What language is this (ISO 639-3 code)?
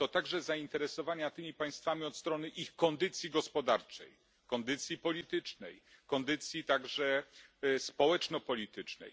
pol